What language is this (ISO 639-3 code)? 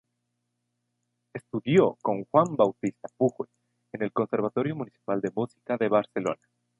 spa